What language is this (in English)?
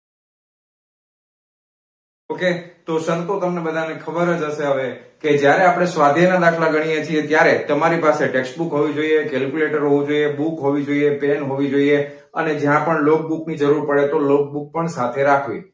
Gujarati